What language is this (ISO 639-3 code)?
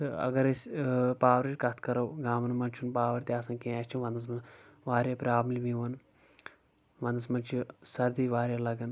kas